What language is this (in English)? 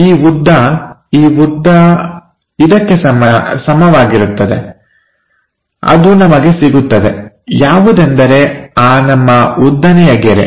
Kannada